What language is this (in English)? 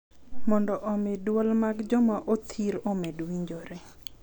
Luo (Kenya and Tanzania)